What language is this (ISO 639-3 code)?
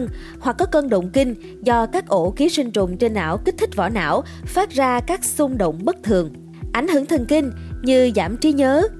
vie